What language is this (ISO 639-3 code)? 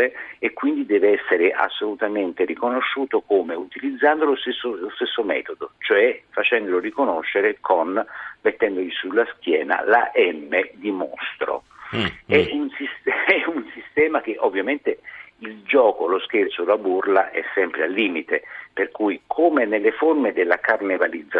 ita